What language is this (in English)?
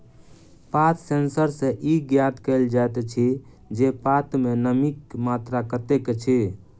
Maithili